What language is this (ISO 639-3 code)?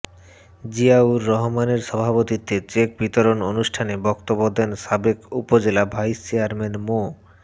ben